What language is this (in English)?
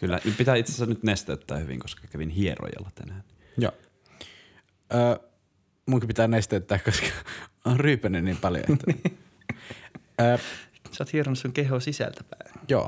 Finnish